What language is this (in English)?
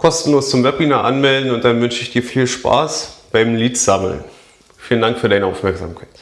German